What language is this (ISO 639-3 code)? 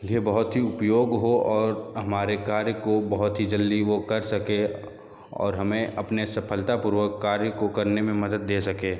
hin